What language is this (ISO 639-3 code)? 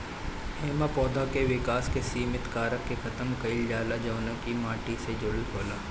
bho